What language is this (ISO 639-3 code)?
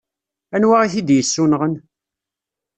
kab